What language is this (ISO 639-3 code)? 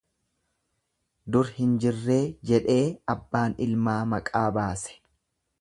orm